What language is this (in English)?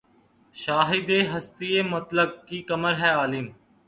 Urdu